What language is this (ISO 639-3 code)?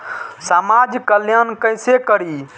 mai